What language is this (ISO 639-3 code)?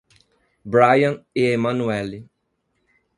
por